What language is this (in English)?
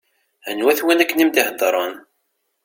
Kabyle